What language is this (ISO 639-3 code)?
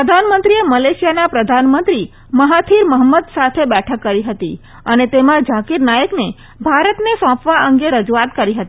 guj